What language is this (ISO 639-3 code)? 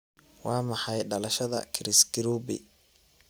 som